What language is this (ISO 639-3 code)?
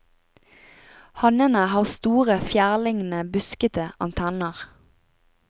nor